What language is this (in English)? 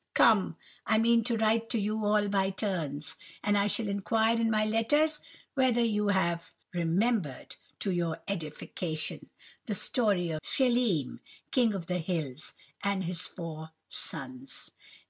English